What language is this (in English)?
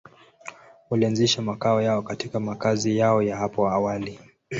Swahili